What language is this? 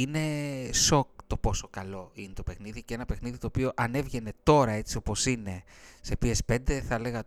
Greek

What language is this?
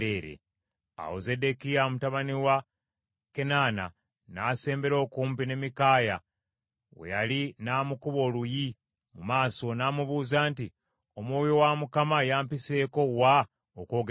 Ganda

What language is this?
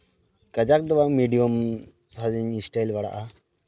Santali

